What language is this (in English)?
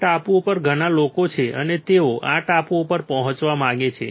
Gujarati